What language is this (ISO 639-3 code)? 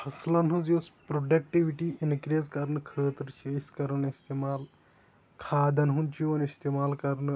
kas